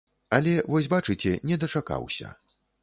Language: Belarusian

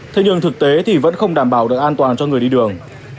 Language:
Vietnamese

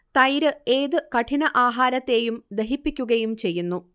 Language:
Malayalam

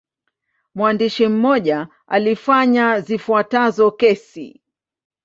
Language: Swahili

